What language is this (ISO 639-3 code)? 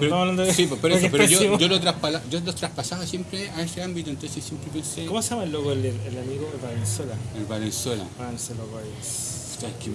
spa